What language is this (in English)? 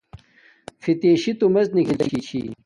Domaaki